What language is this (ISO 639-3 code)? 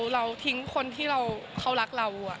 tha